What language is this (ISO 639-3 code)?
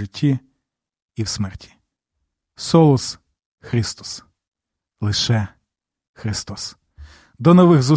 ukr